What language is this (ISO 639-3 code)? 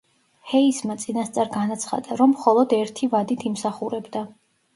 kat